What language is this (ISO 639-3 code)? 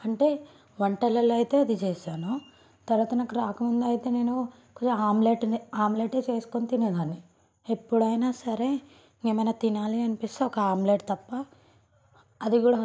tel